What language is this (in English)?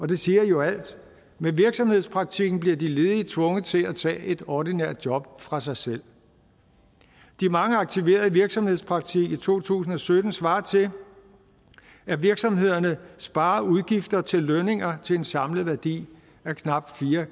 Danish